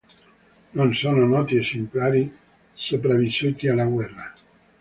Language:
Italian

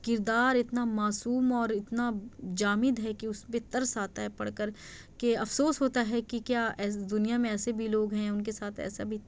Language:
Urdu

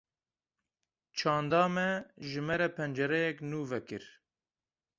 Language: Kurdish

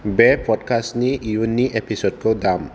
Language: Bodo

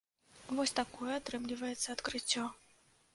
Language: Belarusian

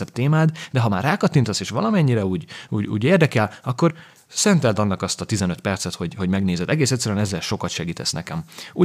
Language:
Hungarian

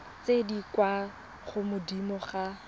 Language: Tswana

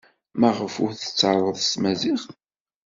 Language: Kabyle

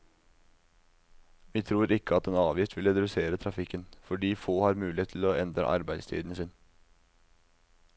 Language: Norwegian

